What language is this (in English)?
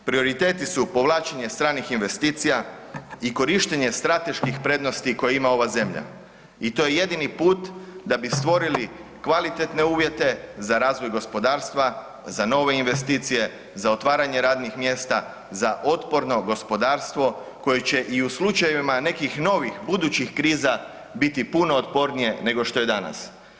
Croatian